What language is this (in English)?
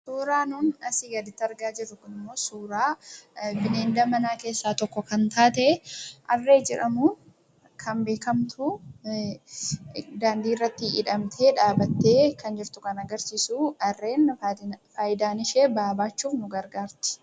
Oromo